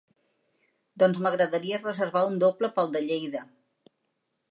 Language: Catalan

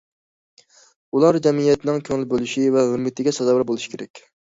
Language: Uyghur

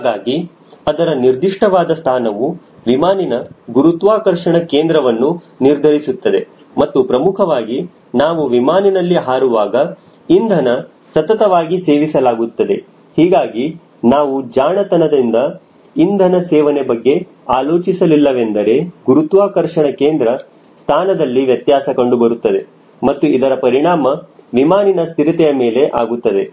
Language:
Kannada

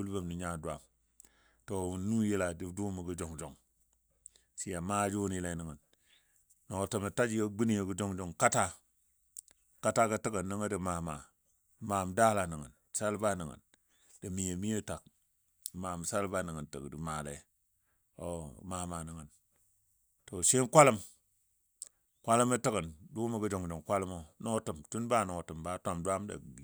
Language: Dadiya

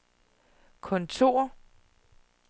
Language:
Danish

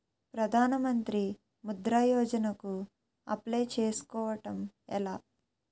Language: Telugu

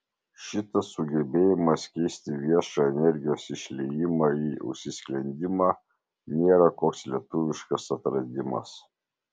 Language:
Lithuanian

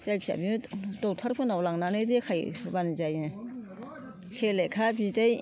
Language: Bodo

